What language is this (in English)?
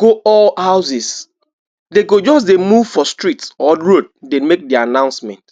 Nigerian Pidgin